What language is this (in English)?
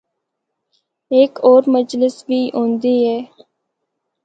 Northern Hindko